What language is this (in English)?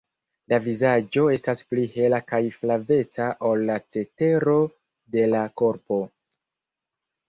Esperanto